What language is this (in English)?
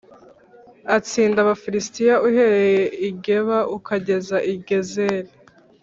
Kinyarwanda